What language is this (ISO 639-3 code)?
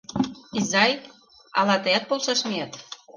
chm